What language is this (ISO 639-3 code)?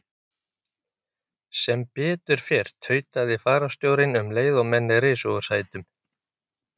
isl